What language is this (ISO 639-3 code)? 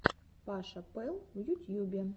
rus